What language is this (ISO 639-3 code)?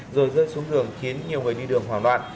vie